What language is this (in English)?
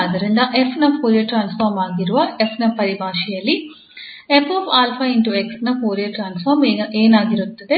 Kannada